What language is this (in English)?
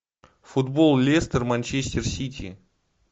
Russian